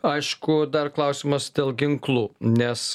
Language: Lithuanian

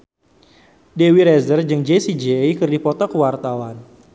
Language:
Sundanese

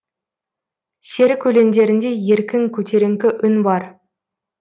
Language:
Kazakh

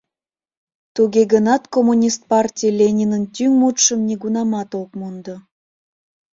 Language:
Mari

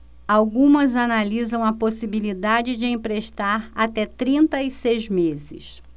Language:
Portuguese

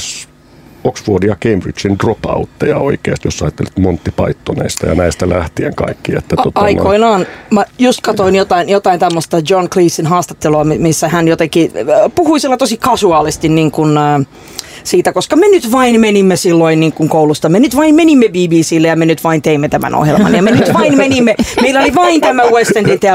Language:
Finnish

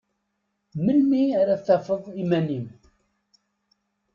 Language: Kabyle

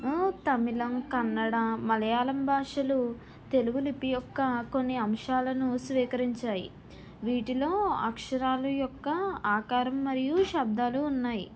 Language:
Telugu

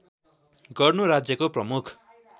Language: Nepali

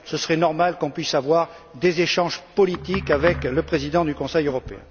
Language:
French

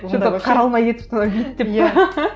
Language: Kazakh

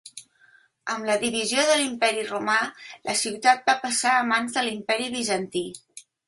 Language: Catalan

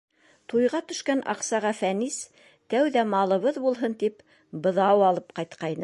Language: Bashkir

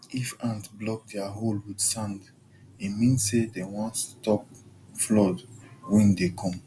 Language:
Nigerian Pidgin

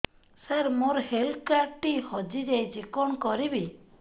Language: Odia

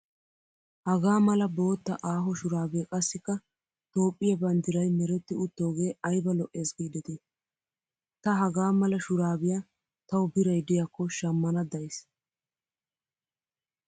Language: Wolaytta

